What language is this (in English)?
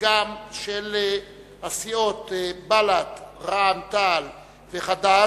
Hebrew